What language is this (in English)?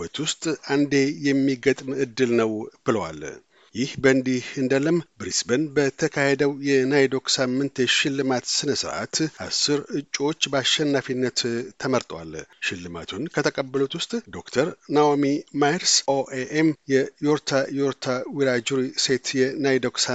Amharic